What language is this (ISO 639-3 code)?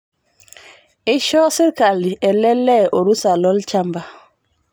mas